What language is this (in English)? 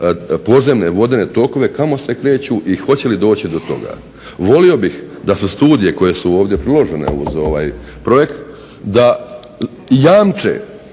Croatian